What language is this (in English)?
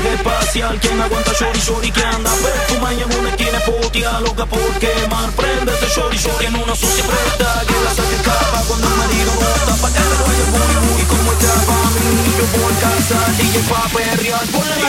Slovak